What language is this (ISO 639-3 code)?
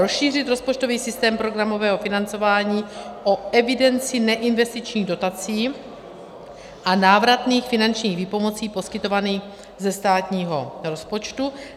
ces